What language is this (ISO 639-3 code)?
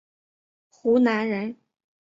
zho